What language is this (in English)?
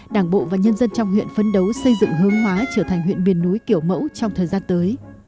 Vietnamese